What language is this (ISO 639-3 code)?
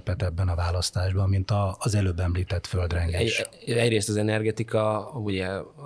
hun